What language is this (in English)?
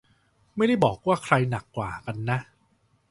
Thai